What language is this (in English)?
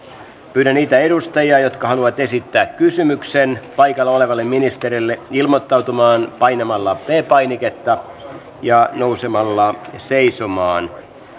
Finnish